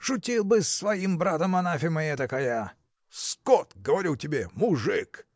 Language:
Russian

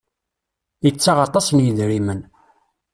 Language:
Kabyle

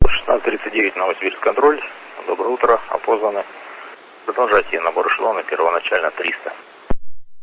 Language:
Russian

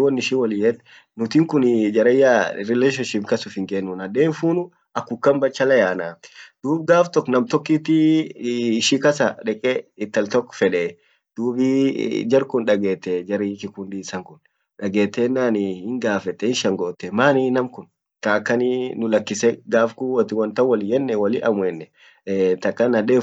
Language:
Orma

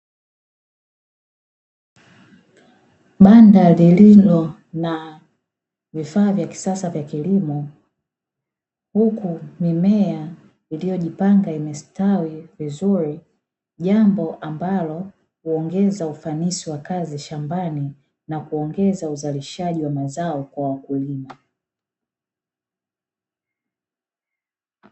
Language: Swahili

